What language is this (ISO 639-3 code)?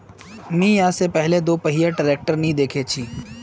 mag